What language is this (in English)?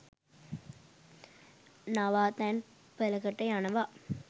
Sinhala